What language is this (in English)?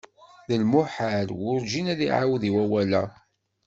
Kabyle